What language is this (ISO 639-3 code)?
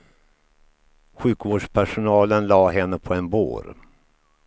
swe